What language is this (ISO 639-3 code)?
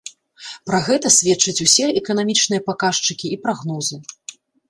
bel